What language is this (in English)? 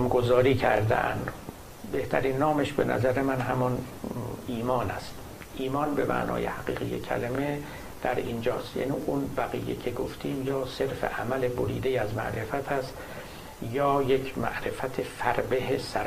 Persian